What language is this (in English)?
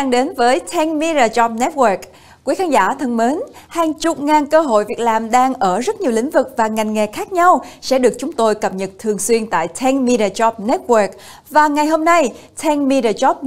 Vietnamese